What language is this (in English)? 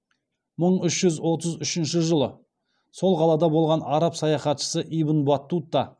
Kazakh